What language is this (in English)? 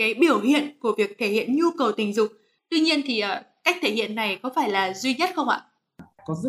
Vietnamese